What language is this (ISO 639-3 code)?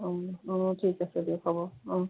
asm